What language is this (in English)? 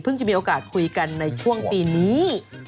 Thai